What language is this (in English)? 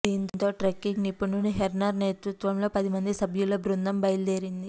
Telugu